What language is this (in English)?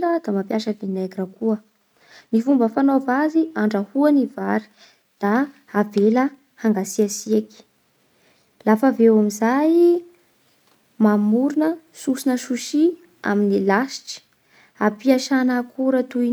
Bara Malagasy